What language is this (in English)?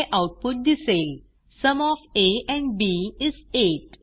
Marathi